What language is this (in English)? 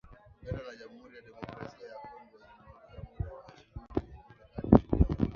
Swahili